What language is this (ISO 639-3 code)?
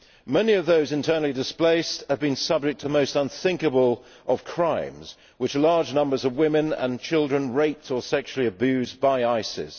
eng